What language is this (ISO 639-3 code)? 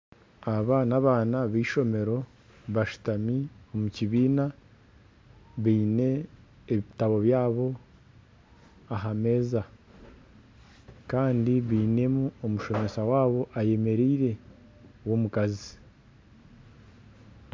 nyn